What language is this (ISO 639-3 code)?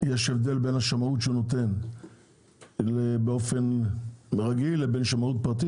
heb